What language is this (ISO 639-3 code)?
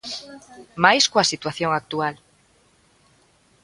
glg